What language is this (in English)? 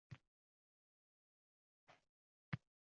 Uzbek